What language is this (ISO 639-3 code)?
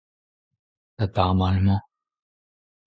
bre